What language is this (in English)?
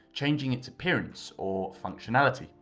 English